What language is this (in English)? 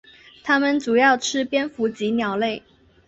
Chinese